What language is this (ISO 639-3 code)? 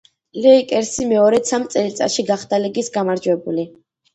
kat